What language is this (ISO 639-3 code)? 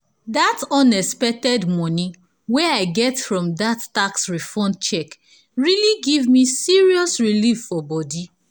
pcm